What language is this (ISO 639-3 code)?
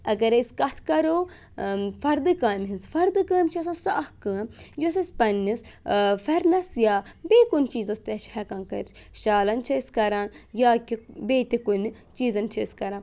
kas